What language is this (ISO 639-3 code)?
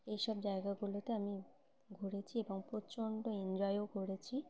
ben